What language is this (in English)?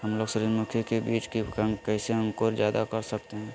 Magahi